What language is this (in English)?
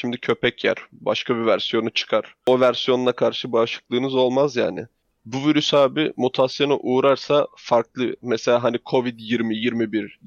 Turkish